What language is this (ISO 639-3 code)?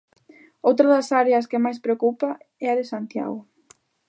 glg